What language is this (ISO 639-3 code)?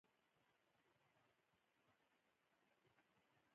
pus